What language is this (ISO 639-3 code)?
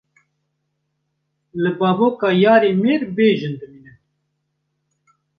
kur